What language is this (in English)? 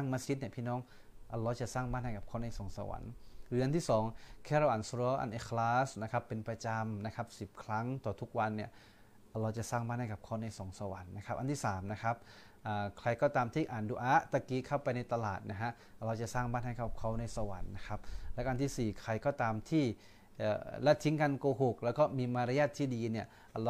Thai